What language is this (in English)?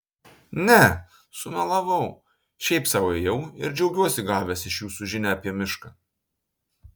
Lithuanian